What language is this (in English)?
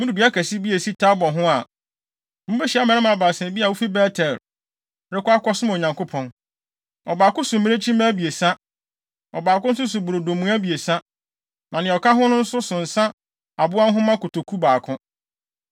Akan